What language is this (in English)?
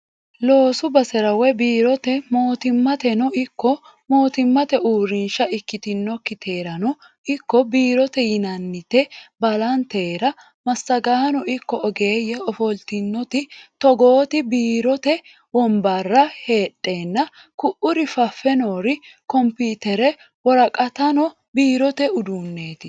Sidamo